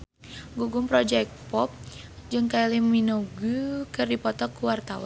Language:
Sundanese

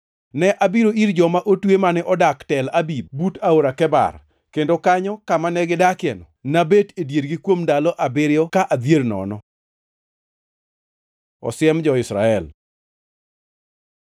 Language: Luo (Kenya and Tanzania)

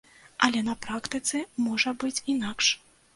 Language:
Belarusian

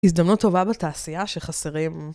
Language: Hebrew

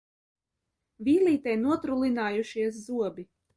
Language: Latvian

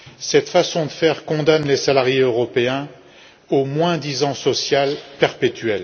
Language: French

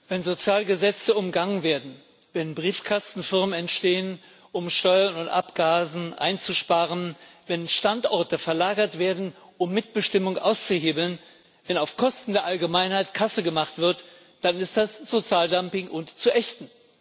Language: German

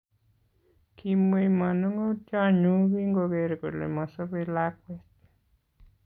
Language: Kalenjin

